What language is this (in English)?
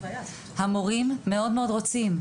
Hebrew